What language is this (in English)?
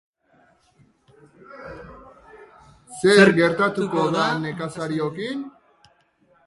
Basque